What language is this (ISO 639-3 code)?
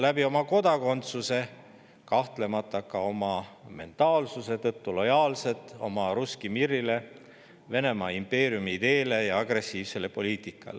est